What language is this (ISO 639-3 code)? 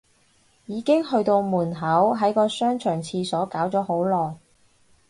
yue